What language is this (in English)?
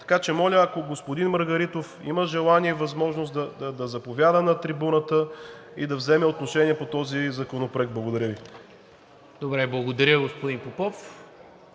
Bulgarian